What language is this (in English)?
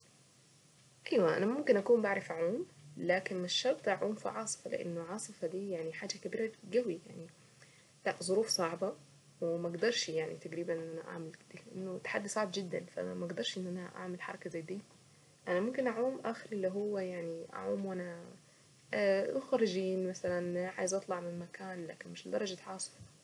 Saidi Arabic